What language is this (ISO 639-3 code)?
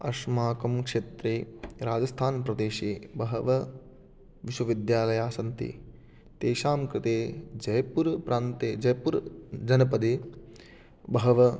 san